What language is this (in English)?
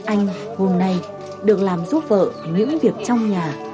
Vietnamese